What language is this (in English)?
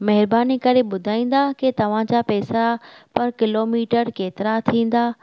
Sindhi